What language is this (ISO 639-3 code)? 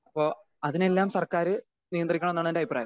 mal